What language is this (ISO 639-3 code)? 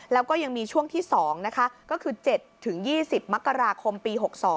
tha